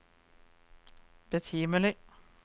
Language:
Norwegian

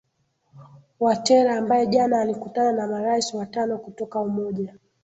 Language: Swahili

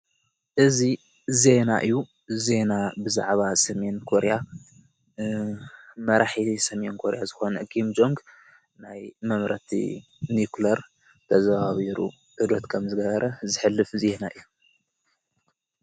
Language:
Tigrinya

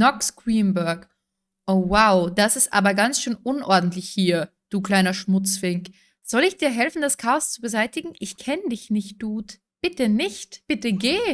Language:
German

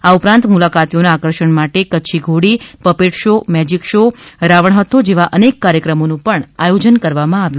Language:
Gujarati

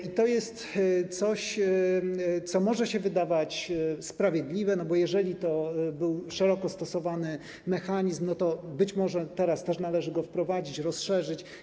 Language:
Polish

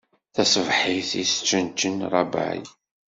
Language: Kabyle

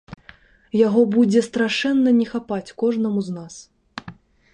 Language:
Belarusian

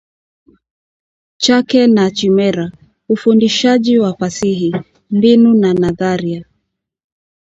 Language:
Swahili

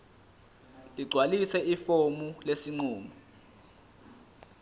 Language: Zulu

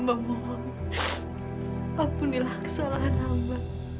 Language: Indonesian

